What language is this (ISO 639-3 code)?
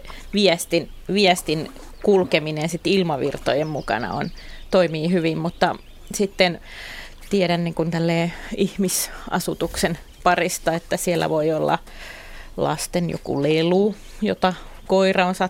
fin